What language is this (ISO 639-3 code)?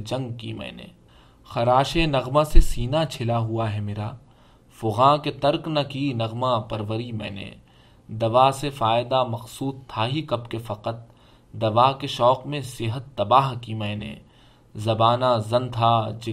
urd